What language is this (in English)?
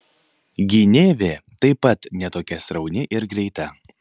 Lithuanian